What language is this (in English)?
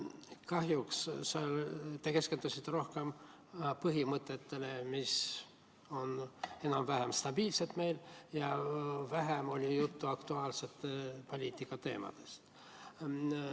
Estonian